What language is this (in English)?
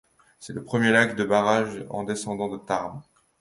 French